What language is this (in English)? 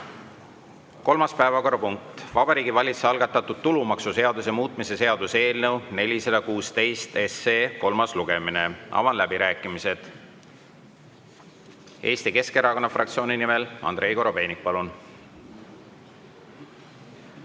Estonian